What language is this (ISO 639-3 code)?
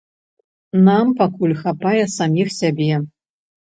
bel